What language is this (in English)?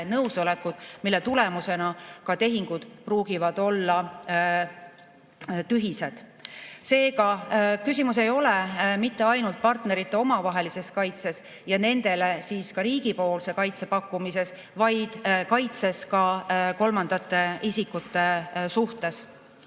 Estonian